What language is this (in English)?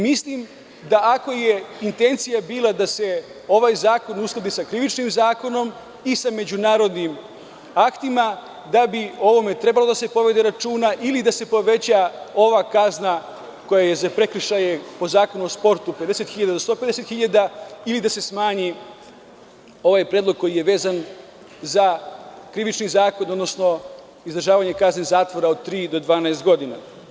Serbian